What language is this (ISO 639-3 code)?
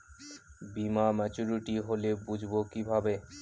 ben